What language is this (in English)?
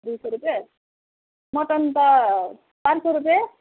Nepali